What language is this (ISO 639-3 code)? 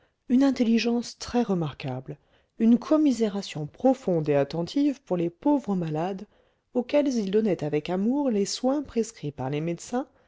fra